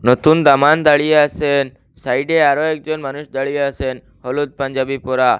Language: Bangla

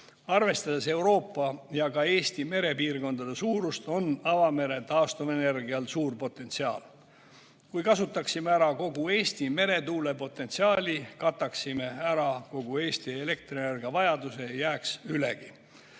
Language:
Estonian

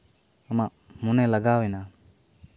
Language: Santali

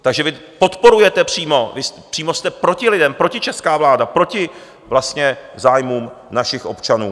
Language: Czech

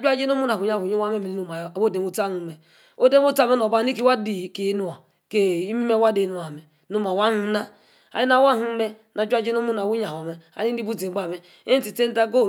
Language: Yace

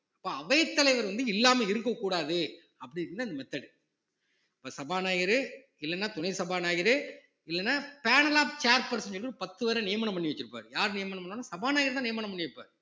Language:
Tamil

